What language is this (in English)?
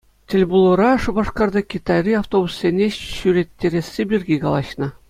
Chuvash